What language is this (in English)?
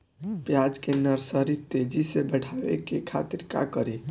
Bhojpuri